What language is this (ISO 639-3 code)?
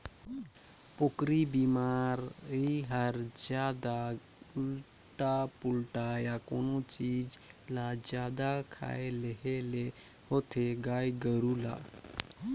hne